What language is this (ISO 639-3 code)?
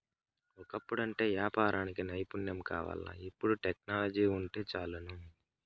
tel